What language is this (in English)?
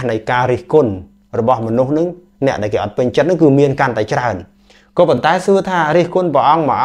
Vietnamese